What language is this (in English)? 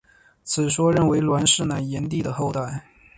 Chinese